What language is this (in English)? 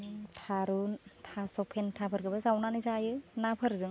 Bodo